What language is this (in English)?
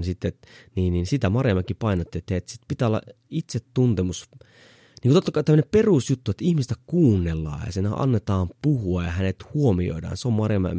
Finnish